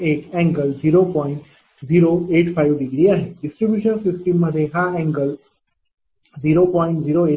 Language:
Marathi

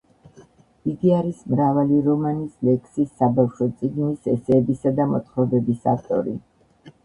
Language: Georgian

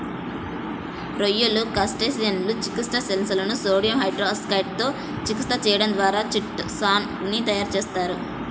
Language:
Telugu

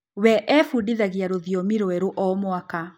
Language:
Kikuyu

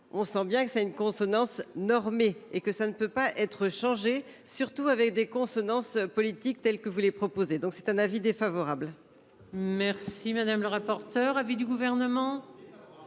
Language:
French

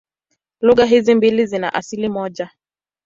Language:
Swahili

